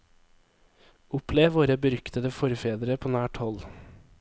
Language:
Norwegian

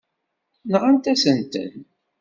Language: Kabyle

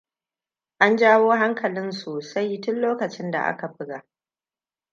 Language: Hausa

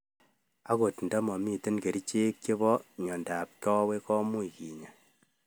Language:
Kalenjin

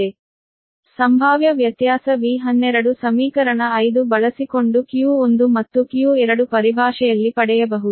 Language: Kannada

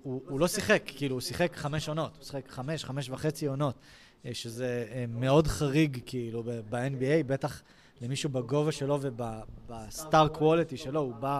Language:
Hebrew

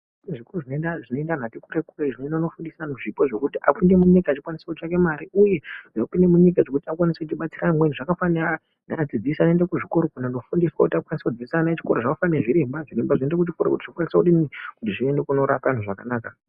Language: Ndau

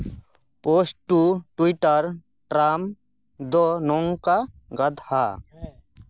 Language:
Santali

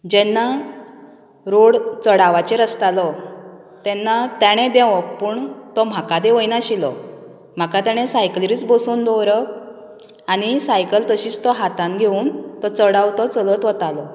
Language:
Konkani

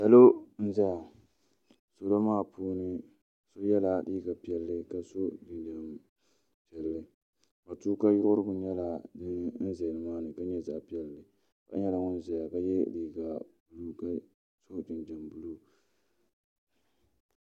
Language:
Dagbani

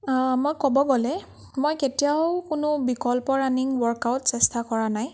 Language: Assamese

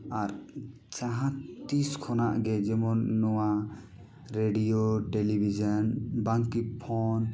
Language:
Santali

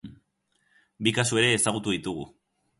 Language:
Basque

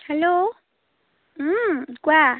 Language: Assamese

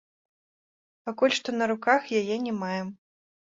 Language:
Belarusian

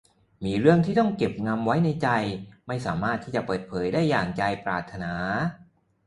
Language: Thai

